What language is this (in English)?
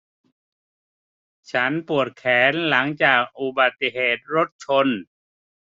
Thai